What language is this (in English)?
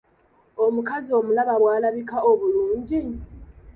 Ganda